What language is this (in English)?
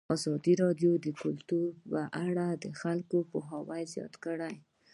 Pashto